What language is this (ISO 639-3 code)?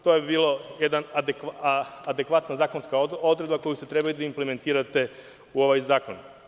srp